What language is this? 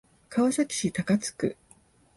Japanese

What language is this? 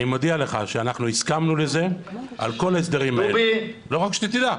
Hebrew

